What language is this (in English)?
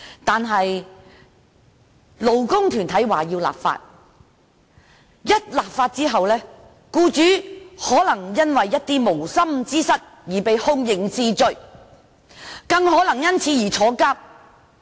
Cantonese